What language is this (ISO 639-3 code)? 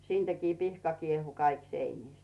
fin